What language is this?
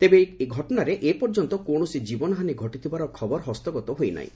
Odia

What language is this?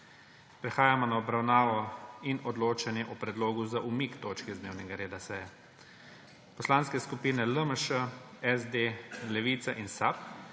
Slovenian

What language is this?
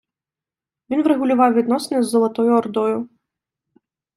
Ukrainian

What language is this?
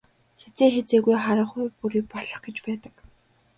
Mongolian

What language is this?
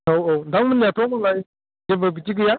Bodo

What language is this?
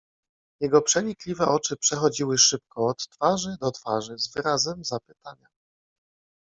Polish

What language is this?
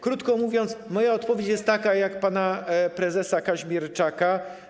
Polish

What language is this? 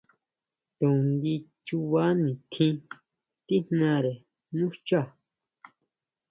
Huautla Mazatec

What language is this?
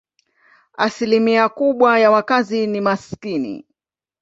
Swahili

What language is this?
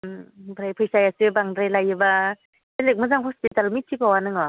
Bodo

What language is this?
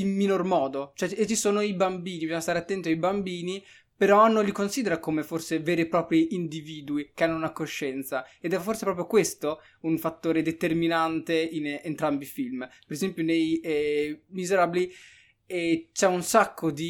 Italian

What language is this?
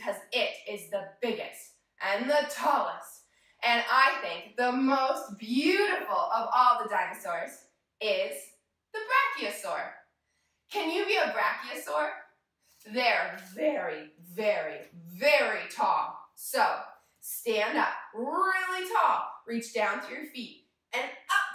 English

